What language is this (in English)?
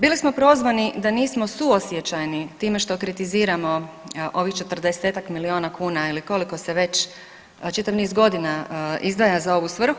Croatian